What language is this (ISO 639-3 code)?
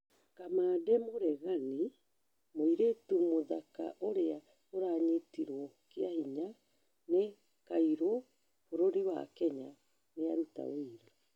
kik